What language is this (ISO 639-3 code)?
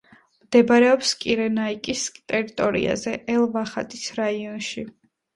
kat